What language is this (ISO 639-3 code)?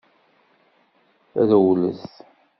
kab